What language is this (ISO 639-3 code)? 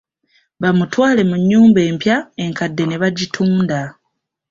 lug